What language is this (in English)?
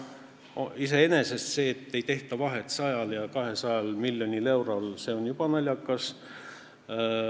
Estonian